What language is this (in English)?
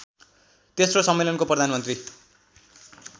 Nepali